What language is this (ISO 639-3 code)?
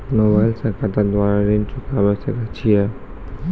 mai